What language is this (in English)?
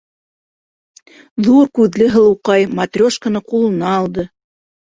Bashkir